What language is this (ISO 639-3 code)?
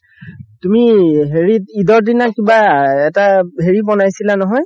asm